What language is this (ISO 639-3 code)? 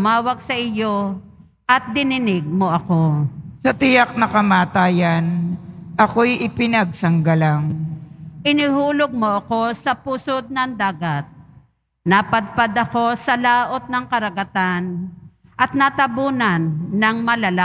fil